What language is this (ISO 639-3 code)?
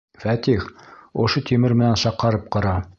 bak